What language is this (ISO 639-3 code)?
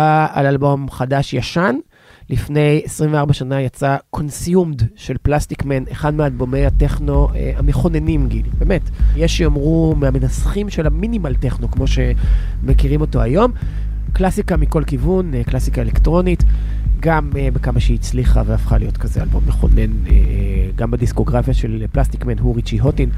heb